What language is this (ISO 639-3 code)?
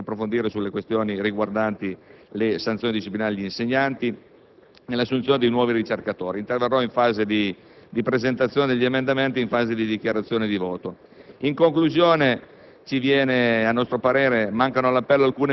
ita